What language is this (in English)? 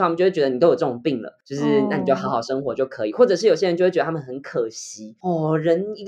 Chinese